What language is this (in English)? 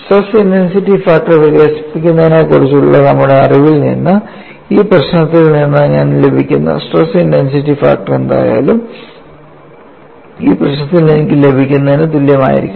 Malayalam